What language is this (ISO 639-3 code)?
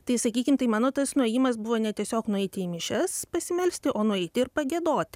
lit